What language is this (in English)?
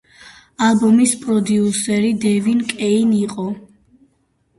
Georgian